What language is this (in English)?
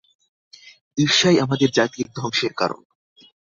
Bangla